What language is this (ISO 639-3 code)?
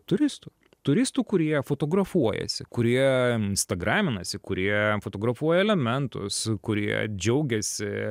lit